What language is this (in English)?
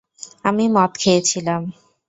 Bangla